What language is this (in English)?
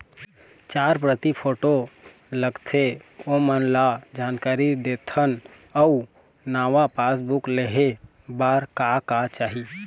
Chhattisgarhi